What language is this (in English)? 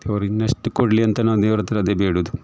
Kannada